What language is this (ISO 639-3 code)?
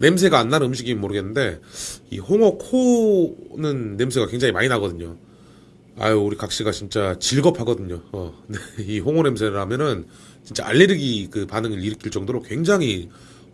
kor